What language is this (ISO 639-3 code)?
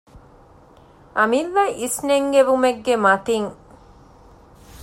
div